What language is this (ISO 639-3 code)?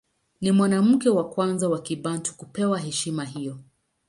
swa